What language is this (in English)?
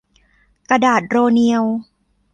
Thai